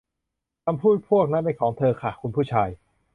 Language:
Thai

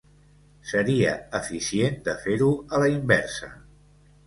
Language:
Catalan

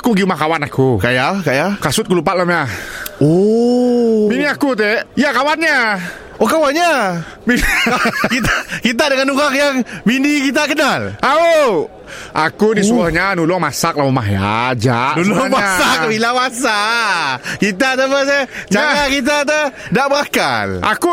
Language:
Malay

